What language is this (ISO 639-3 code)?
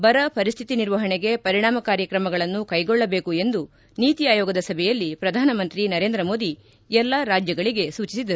kan